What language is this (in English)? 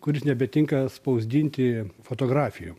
Lithuanian